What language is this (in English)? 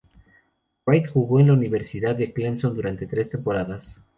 Spanish